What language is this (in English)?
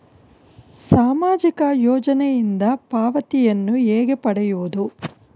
Kannada